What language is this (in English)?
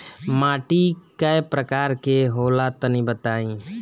Bhojpuri